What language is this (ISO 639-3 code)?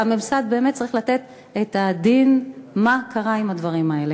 heb